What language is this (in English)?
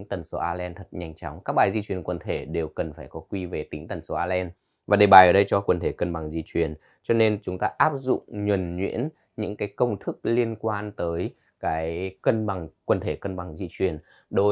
Vietnamese